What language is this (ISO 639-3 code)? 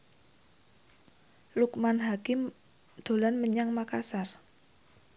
jav